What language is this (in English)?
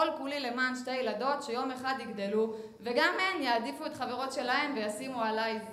Hebrew